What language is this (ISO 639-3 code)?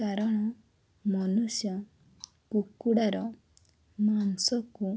ori